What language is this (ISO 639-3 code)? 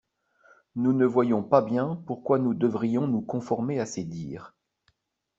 fra